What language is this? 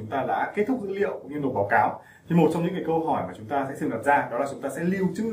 Vietnamese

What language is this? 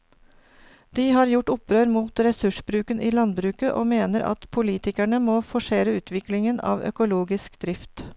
Norwegian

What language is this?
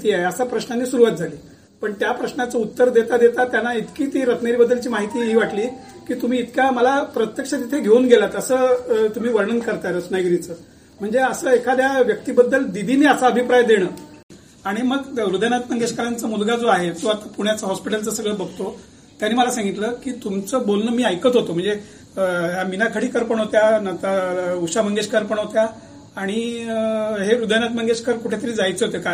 Marathi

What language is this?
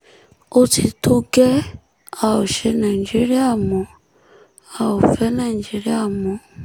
Yoruba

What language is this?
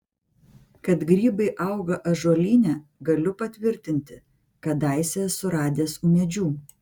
Lithuanian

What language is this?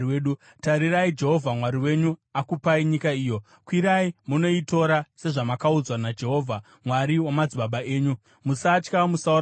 Shona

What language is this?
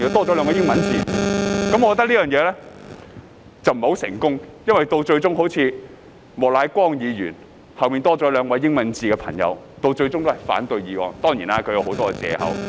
Cantonese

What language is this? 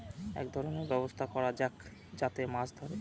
Bangla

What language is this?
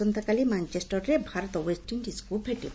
Odia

